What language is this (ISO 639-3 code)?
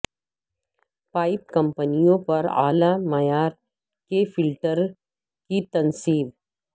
urd